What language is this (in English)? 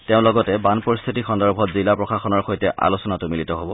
Assamese